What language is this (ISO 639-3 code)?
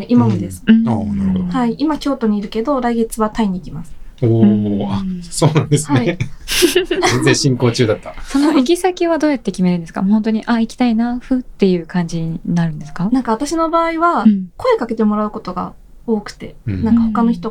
jpn